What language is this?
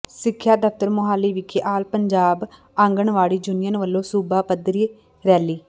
Punjabi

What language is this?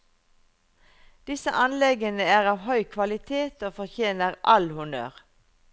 Norwegian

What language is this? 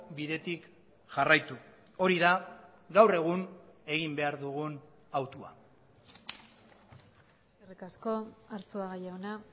Basque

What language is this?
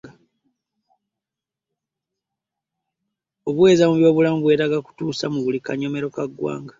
Ganda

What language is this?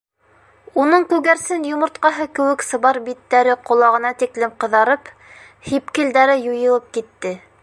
Bashkir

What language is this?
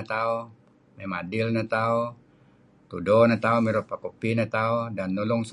Kelabit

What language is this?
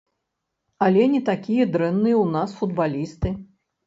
Belarusian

